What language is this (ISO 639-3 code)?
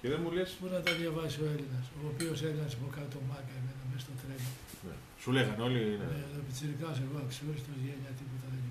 ell